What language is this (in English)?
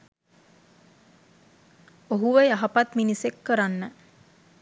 Sinhala